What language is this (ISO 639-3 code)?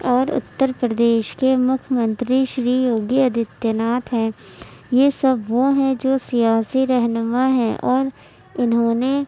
urd